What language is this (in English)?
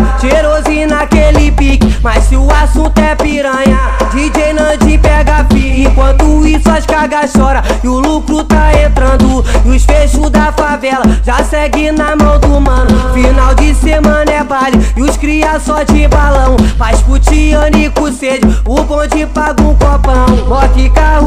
Portuguese